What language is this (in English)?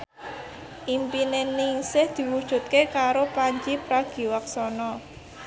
Javanese